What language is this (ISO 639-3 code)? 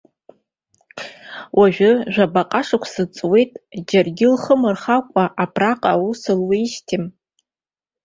abk